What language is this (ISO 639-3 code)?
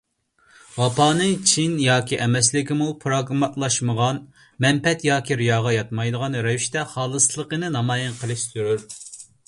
uig